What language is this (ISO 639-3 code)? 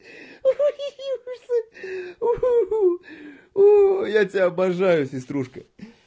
rus